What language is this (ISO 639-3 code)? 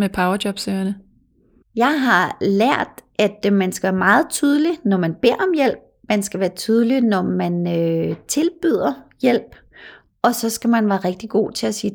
dan